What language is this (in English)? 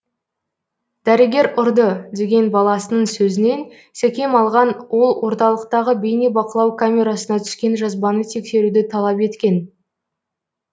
Kazakh